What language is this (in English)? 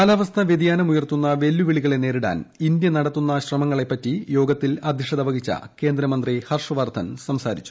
Malayalam